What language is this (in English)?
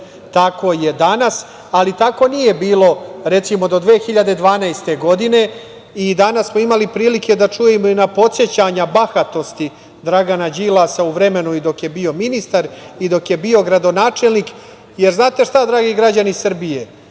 Serbian